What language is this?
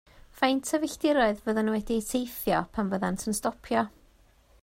Welsh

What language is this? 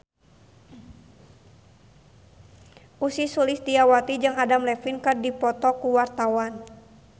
Sundanese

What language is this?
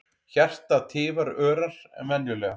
Icelandic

